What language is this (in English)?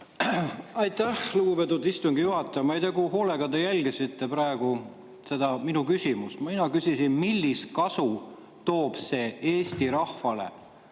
Estonian